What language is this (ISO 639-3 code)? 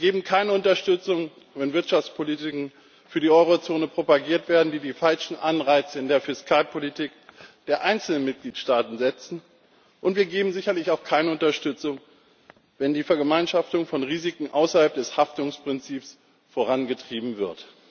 deu